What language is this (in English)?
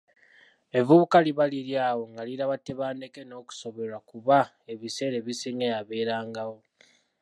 Ganda